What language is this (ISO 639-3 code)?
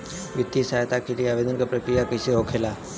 bho